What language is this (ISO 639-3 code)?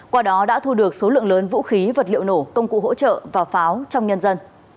vie